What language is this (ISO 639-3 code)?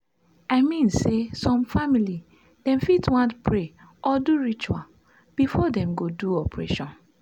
pcm